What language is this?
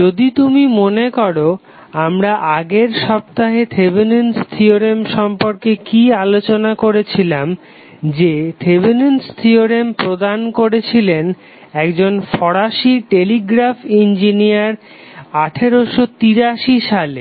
Bangla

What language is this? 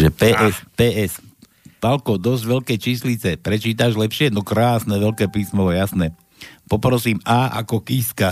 Slovak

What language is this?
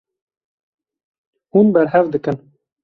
Kurdish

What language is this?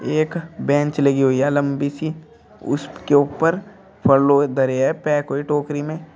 Hindi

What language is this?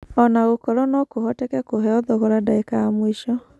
Kikuyu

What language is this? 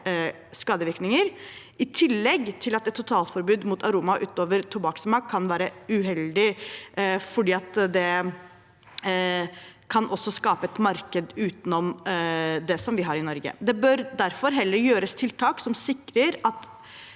Norwegian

